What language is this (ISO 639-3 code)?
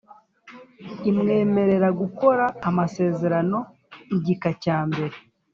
kin